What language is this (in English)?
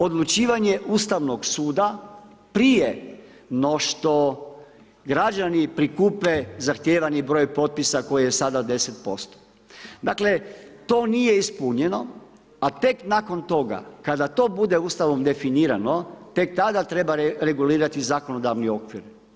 Croatian